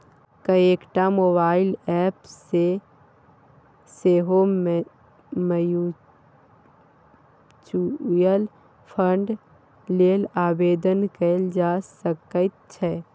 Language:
Maithili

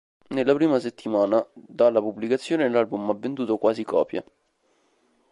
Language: Italian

